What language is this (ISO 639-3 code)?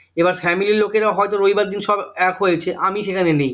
ben